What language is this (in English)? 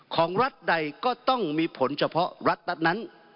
Thai